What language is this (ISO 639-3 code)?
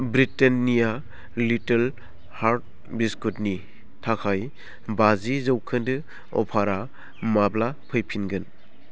brx